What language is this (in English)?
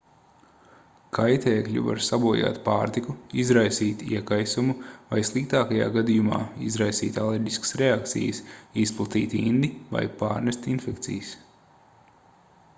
Latvian